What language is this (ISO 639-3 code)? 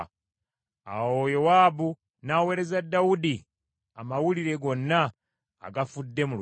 lug